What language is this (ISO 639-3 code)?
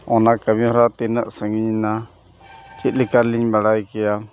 sat